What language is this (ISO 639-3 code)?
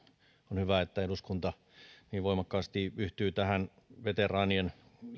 fin